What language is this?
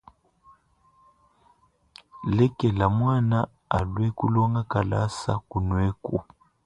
Luba-Lulua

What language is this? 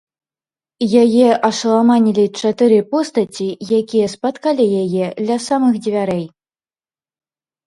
Belarusian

